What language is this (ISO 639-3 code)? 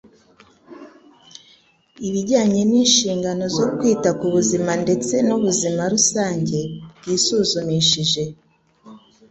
kin